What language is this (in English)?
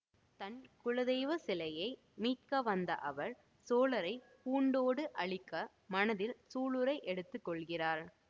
Tamil